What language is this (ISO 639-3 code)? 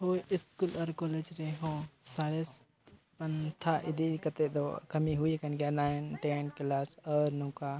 sat